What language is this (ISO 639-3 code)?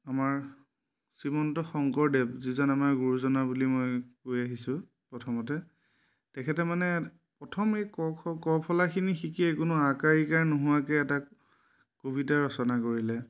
asm